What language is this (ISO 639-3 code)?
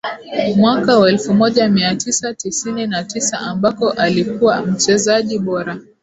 swa